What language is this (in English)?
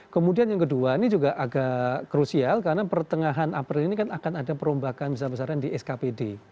Indonesian